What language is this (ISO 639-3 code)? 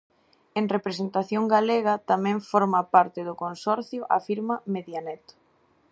glg